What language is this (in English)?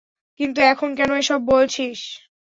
Bangla